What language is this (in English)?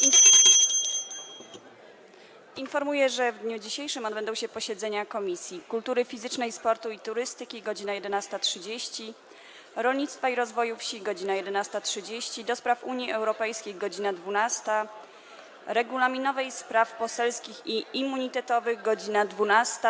Polish